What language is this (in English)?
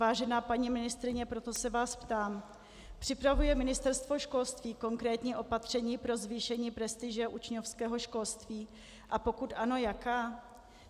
Czech